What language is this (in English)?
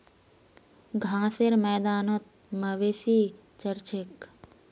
Magahi